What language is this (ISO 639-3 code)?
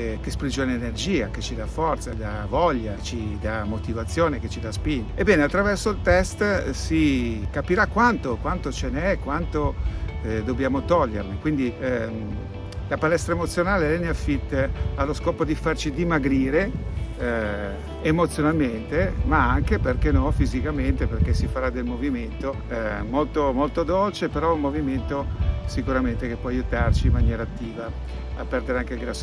ita